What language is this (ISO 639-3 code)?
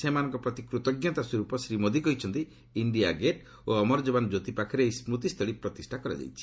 ori